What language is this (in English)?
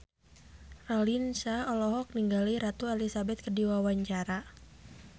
Sundanese